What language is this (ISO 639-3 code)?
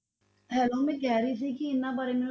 pan